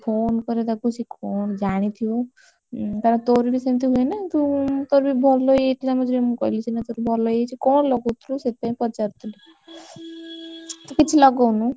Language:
Odia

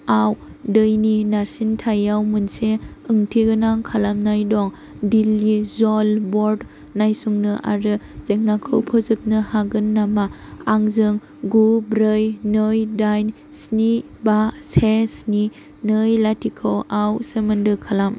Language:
Bodo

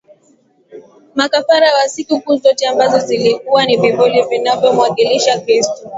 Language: Swahili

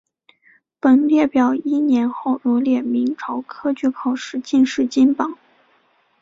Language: Chinese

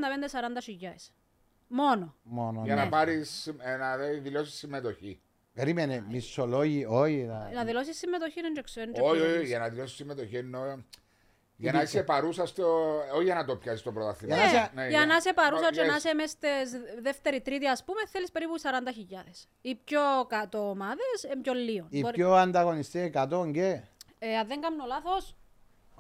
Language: Greek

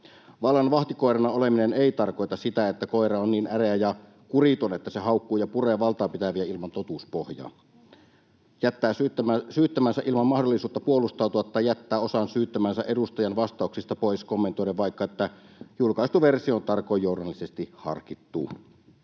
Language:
Finnish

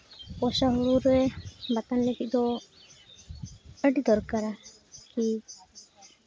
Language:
Santali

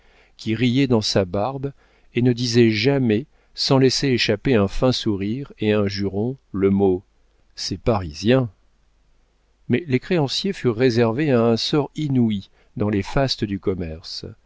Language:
French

